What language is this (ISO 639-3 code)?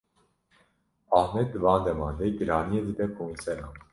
kur